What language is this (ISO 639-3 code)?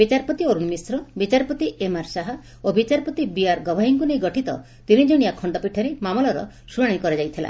ori